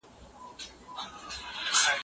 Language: Pashto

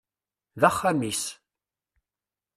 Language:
Kabyle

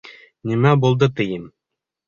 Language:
Bashkir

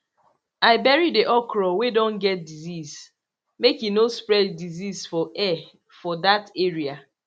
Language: Nigerian Pidgin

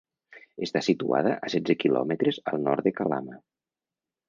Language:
Catalan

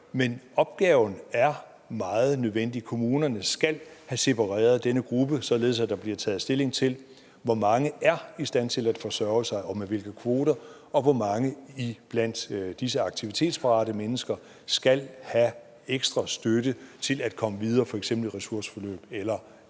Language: Danish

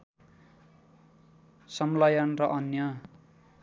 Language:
Nepali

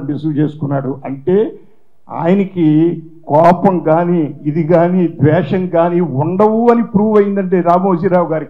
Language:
Telugu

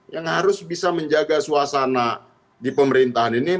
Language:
Indonesian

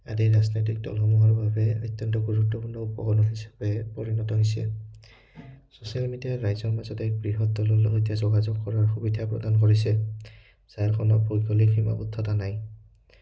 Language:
Assamese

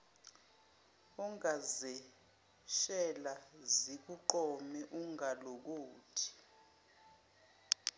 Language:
Zulu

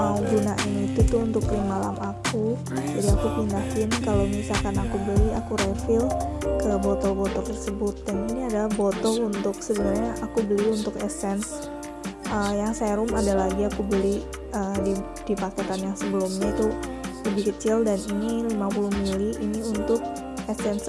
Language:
Indonesian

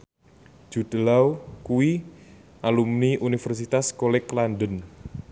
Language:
Javanese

